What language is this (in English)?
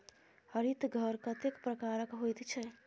Maithili